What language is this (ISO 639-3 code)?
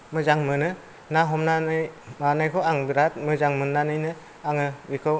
brx